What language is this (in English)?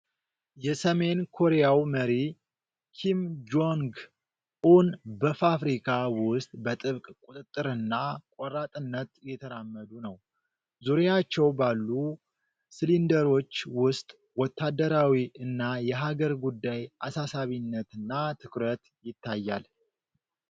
Amharic